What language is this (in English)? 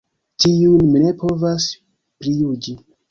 Esperanto